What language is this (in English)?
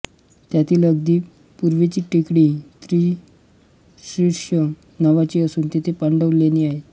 Marathi